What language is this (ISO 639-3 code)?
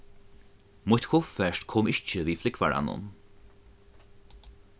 fao